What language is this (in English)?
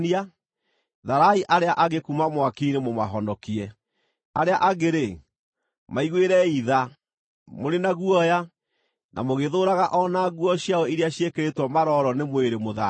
Kikuyu